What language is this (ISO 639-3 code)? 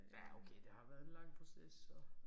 dan